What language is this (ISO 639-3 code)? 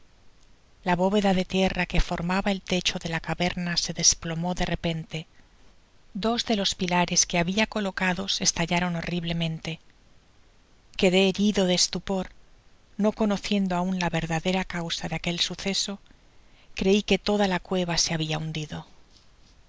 spa